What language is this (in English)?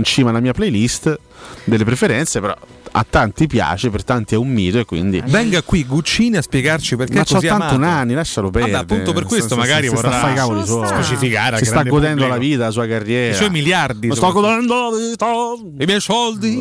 Italian